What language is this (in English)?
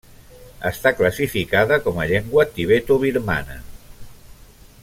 Catalan